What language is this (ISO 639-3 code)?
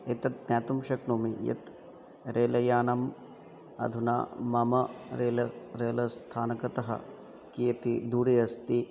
san